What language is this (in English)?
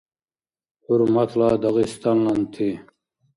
Dargwa